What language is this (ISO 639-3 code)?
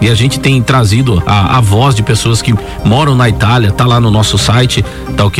por